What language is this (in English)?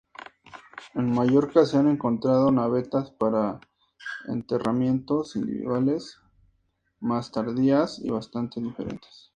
Spanish